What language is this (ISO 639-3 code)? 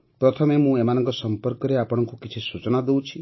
ori